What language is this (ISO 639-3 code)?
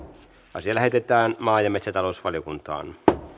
fin